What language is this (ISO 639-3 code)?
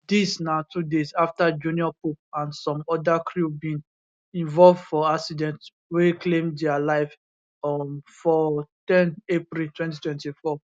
pcm